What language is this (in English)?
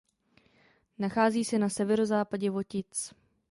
Czech